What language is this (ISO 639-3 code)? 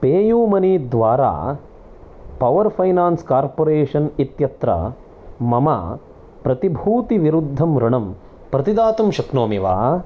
san